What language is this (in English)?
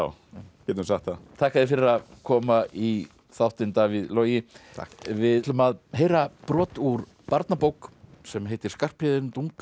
Icelandic